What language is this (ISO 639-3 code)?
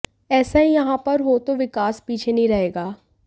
hin